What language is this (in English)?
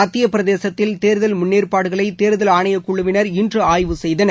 Tamil